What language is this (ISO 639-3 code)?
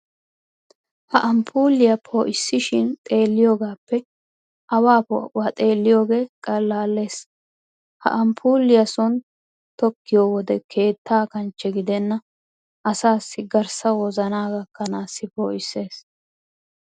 wal